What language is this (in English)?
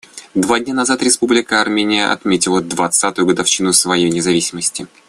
Russian